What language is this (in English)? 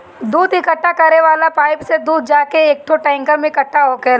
Bhojpuri